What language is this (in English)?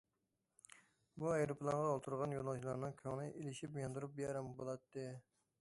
Uyghur